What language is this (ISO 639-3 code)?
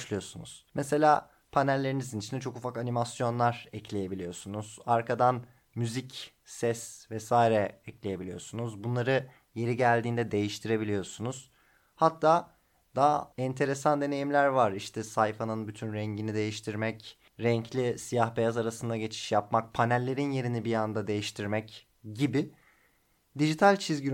tur